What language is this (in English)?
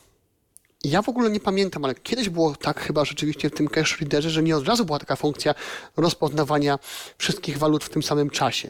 Polish